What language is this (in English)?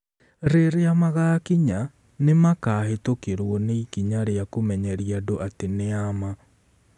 Kikuyu